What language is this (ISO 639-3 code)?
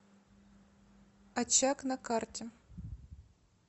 rus